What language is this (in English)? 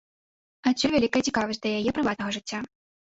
Belarusian